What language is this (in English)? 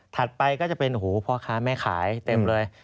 Thai